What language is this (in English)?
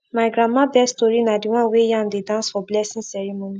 Nigerian Pidgin